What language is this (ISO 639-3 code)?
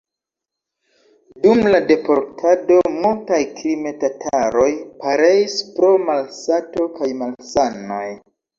epo